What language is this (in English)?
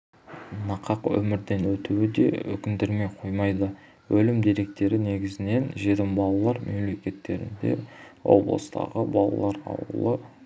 Kazakh